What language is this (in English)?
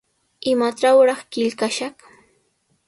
Sihuas Ancash Quechua